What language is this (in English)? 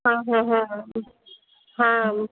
Maithili